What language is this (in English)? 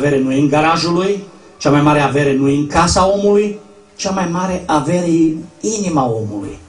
Romanian